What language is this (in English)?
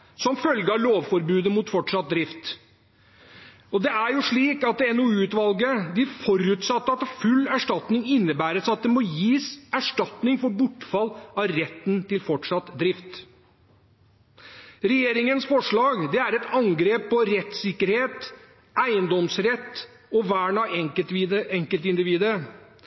Norwegian Bokmål